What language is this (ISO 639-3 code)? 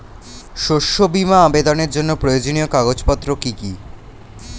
ben